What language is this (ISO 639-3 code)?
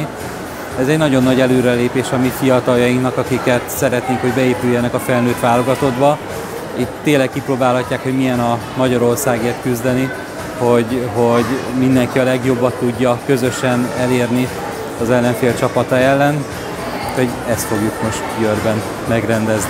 hun